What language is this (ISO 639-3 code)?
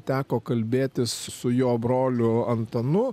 lit